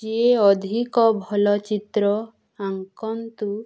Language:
Odia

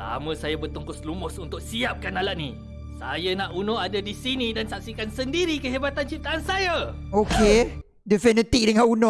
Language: Malay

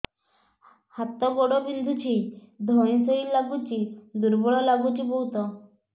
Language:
Odia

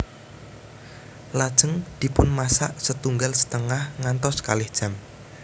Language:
Javanese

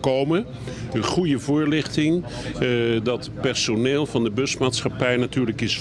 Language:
Dutch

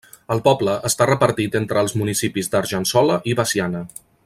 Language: Catalan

